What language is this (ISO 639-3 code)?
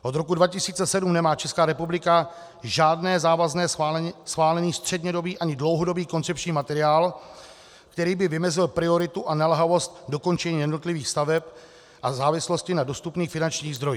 ces